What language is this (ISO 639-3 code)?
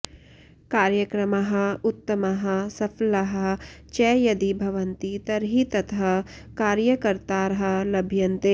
san